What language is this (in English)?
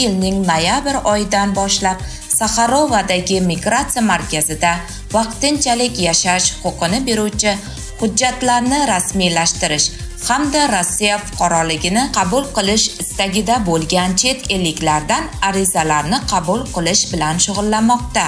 Turkish